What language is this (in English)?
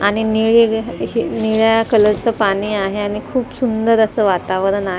Marathi